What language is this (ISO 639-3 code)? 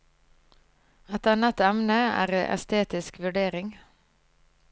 nor